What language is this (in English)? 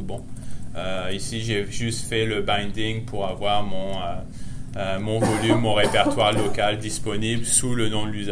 French